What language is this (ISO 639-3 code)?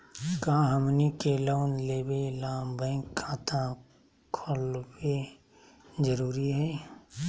mag